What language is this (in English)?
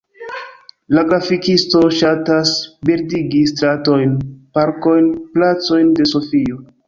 Esperanto